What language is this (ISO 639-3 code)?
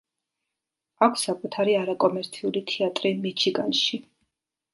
kat